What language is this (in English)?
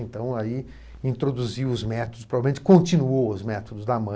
Portuguese